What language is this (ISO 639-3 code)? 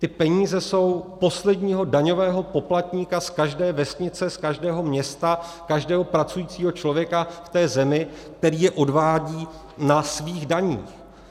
ces